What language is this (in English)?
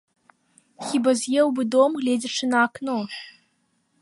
Belarusian